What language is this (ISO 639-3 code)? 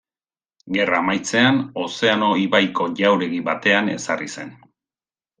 eus